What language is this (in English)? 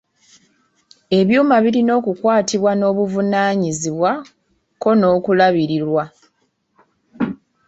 Ganda